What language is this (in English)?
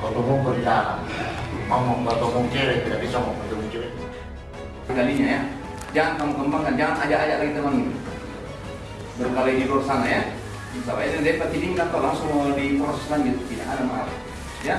Indonesian